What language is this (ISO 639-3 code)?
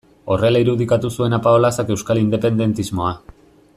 eus